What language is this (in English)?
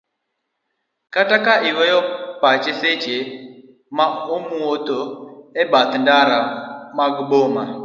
Luo (Kenya and Tanzania)